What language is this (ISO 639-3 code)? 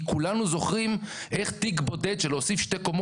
heb